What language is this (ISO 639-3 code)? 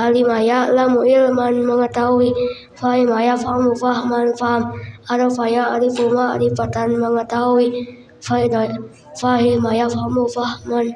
ind